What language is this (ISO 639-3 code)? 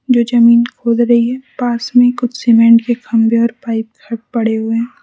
hin